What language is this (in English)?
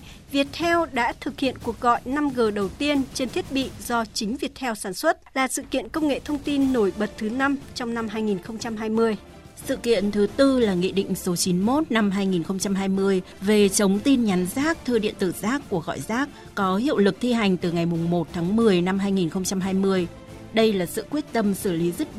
Vietnamese